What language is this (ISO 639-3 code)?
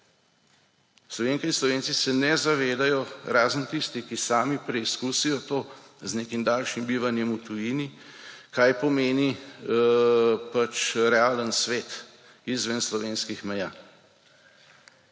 slv